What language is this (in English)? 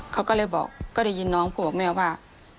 Thai